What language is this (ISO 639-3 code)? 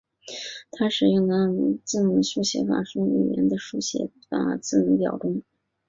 zho